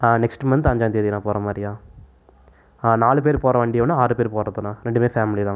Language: Tamil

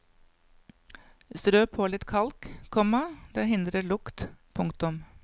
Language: Norwegian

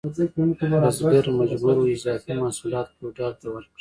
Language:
Pashto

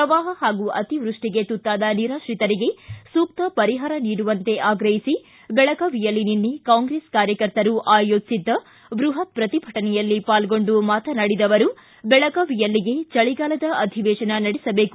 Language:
Kannada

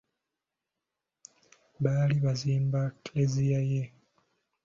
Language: Ganda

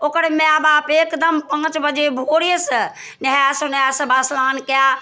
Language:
Maithili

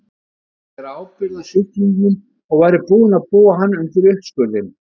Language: Icelandic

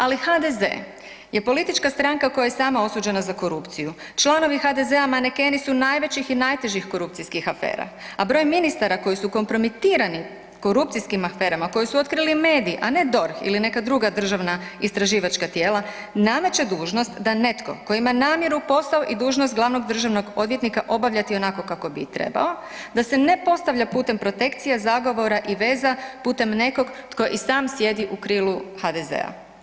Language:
Croatian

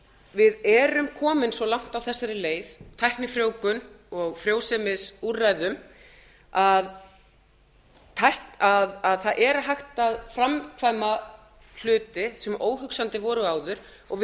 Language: Icelandic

